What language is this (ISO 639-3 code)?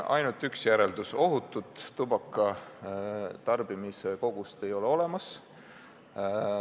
est